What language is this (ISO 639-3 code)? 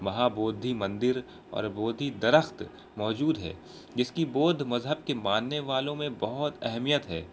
urd